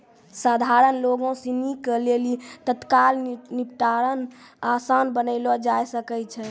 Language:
Maithili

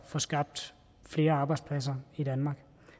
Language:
Danish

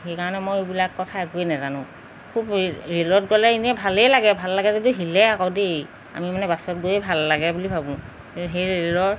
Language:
Assamese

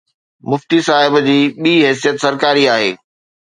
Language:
Sindhi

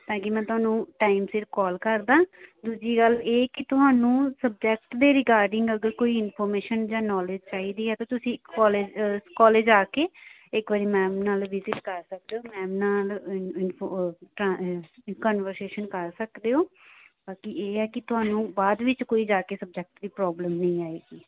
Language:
Punjabi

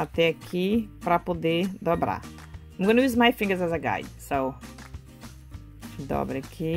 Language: Portuguese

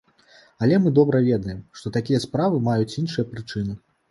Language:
Belarusian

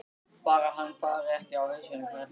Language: Icelandic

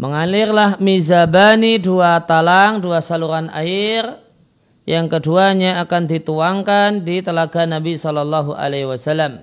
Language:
Indonesian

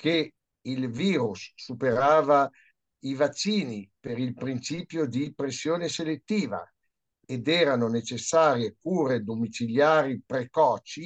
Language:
Italian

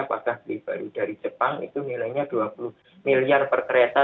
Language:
Indonesian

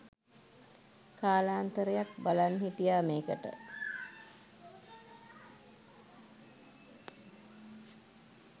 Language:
Sinhala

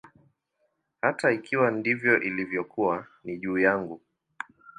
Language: Swahili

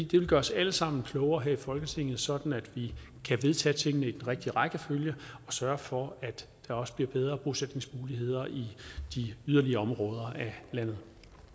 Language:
Danish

